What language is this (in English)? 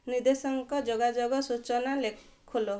Odia